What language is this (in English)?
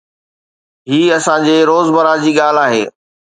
Sindhi